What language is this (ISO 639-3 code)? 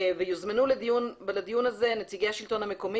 heb